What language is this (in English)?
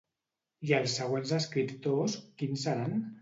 Catalan